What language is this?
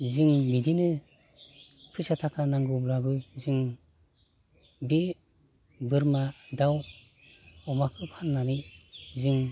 Bodo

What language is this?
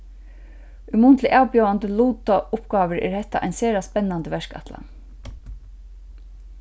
Faroese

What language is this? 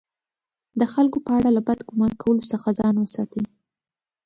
Pashto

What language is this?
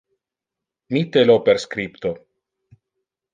Interlingua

